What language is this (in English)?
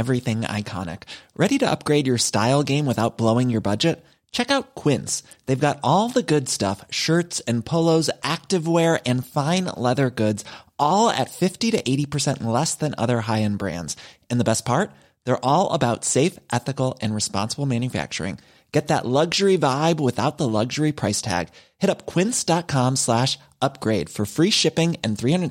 Dutch